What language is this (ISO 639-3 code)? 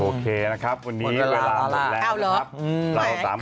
tha